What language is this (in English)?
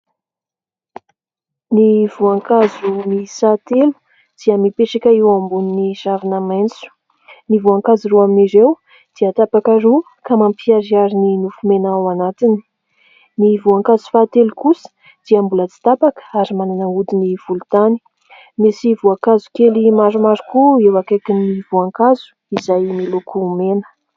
Malagasy